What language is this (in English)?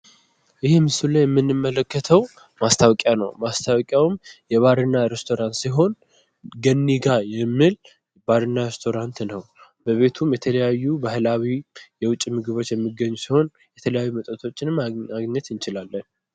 Amharic